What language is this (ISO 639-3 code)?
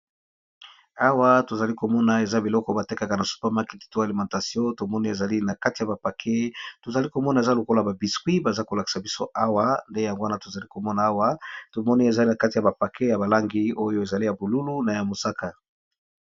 lin